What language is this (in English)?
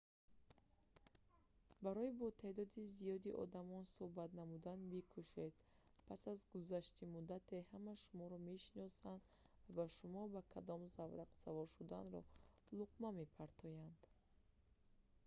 Tajik